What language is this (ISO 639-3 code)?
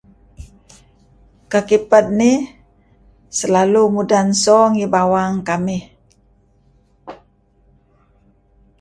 kzi